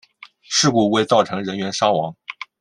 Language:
Chinese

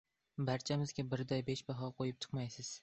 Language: Uzbek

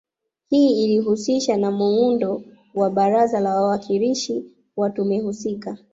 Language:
Swahili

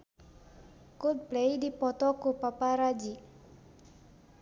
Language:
Sundanese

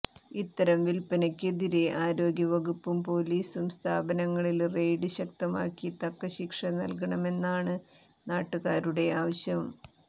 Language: Malayalam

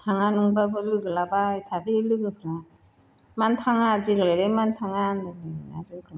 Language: Bodo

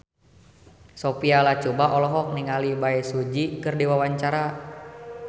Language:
Sundanese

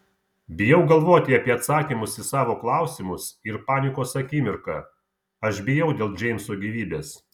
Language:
Lithuanian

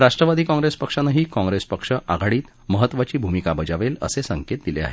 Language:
Marathi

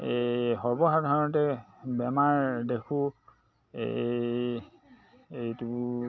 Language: Assamese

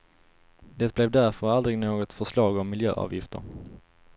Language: Swedish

